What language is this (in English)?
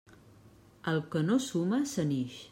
Catalan